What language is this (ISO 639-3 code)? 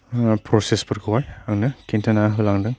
brx